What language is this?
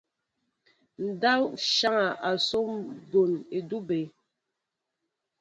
Mbo (Cameroon)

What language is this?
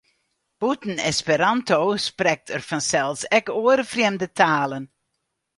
Western Frisian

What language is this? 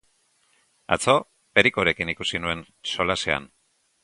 Basque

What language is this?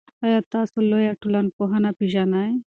Pashto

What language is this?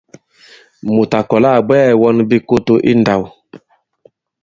Bankon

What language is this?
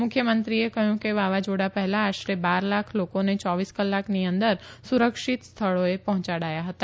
Gujarati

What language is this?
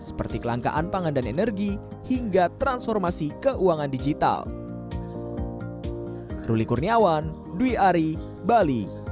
Indonesian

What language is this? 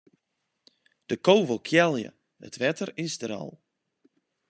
Western Frisian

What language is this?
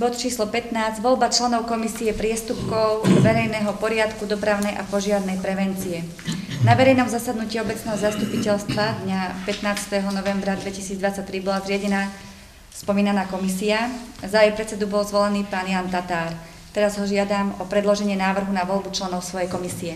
Slovak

